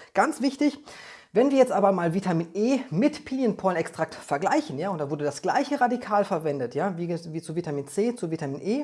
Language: German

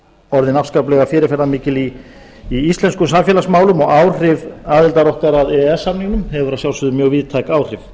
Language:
Icelandic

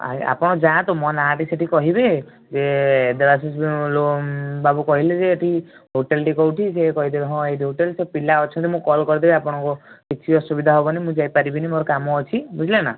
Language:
Odia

